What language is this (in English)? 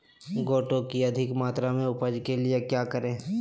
Magahi